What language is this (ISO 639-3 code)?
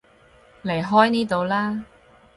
yue